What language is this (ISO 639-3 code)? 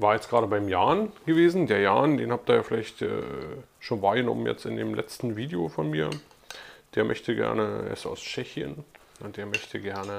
deu